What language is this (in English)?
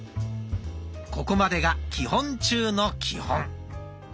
Japanese